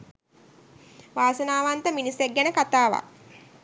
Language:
Sinhala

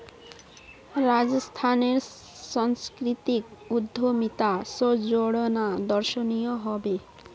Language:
Magahi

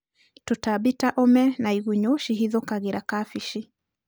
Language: Kikuyu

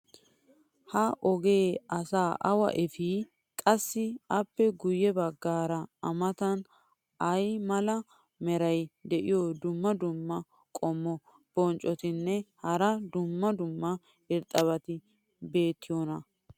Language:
Wolaytta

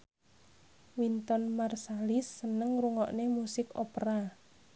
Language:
Javanese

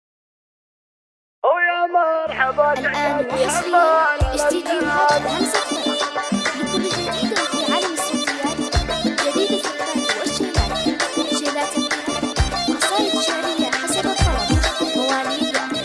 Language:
Arabic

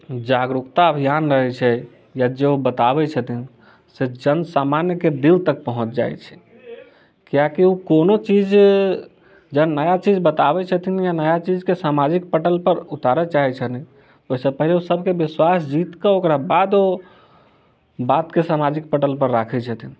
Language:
Maithili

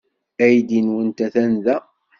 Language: Kabyle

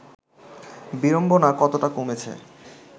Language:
Bangla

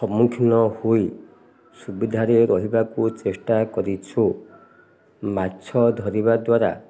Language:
Odia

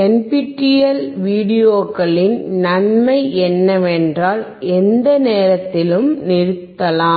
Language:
Tamil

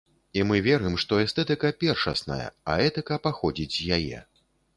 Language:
Belarusian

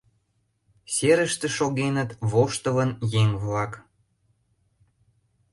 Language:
Mari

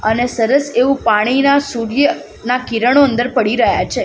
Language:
Gujarati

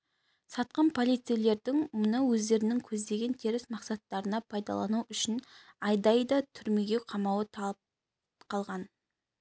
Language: Kazakh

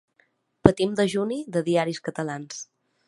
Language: Catalan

